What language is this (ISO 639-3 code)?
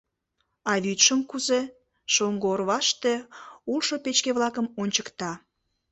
chm